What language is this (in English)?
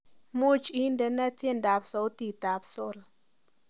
Kalenjin